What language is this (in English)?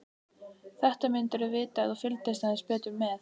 Icelandic